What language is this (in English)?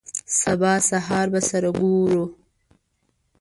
Pashto